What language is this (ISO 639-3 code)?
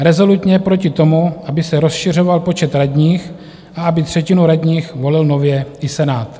ces